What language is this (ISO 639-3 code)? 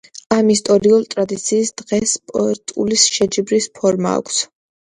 kat